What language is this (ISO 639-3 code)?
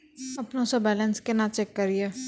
mai